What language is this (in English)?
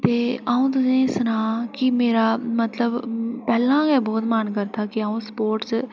Dogri